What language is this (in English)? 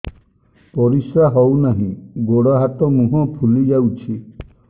Odia